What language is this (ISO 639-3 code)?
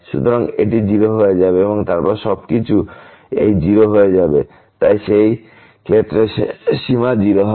ben